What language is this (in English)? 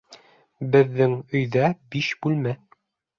Bashkir